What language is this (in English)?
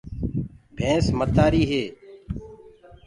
Gurgula